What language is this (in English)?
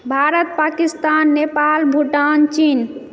Maithili